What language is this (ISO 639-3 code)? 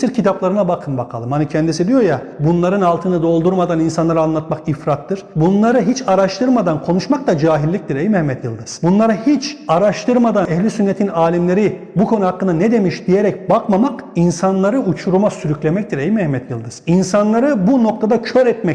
tur